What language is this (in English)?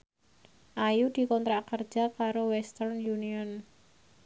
Javanese